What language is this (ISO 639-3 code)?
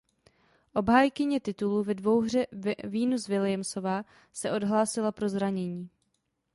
ces